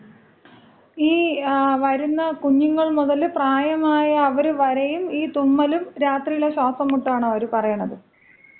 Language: Malayalam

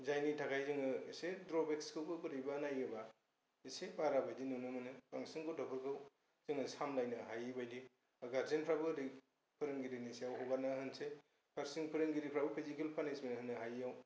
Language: Bodo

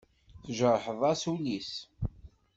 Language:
Kabyle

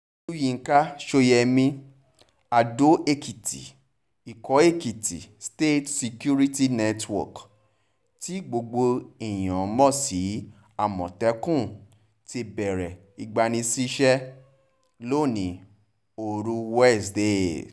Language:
Yoruba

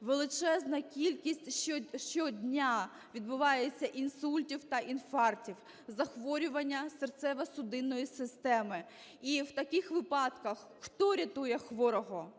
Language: Ukrainian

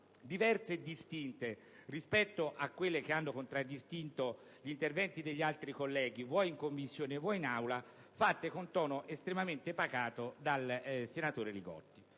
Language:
Italian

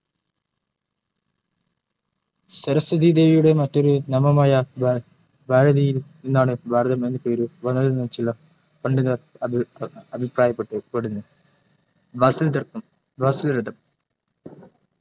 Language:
Malayalam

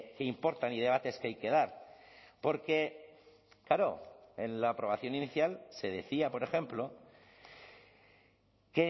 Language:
Spanish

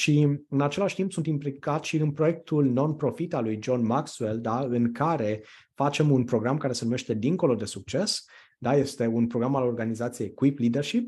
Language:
Romanian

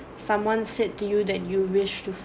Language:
English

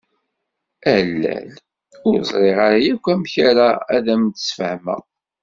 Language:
Kabyle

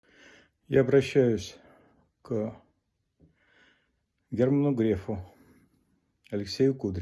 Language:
Russian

